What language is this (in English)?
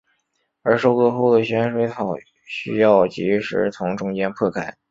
Chinese